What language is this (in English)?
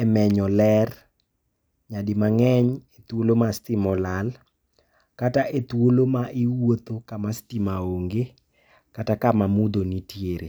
Luo (Kenya and Tanzania)